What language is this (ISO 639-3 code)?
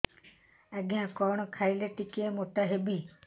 ori